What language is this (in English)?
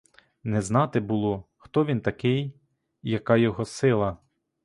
Ukrainian